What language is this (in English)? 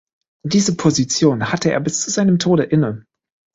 German